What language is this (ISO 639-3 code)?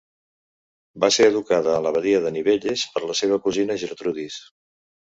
cat